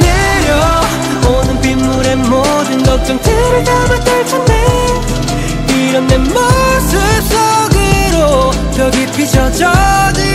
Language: Korean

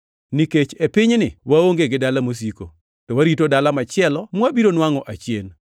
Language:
Luo (Kenya and Tanzania)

